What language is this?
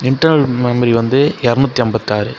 Tamil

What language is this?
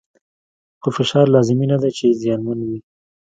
Pashto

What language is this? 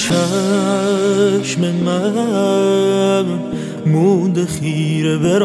Persian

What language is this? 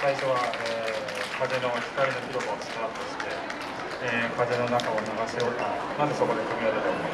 Japanese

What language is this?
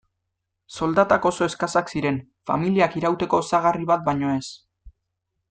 Basque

